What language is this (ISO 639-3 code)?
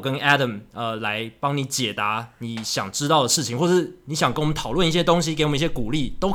zho